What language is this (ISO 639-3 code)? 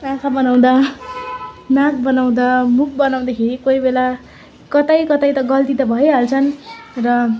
nep